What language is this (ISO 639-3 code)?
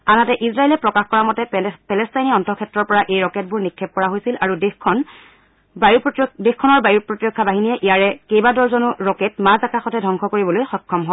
asm